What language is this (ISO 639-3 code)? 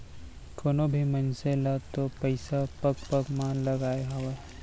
hne